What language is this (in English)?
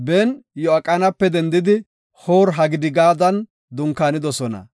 Gofa